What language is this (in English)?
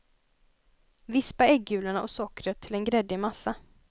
Swedish